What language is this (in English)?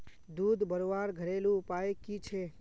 Magahi